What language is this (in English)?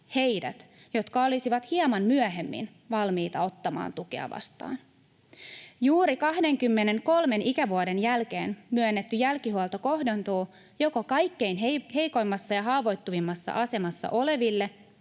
Finnish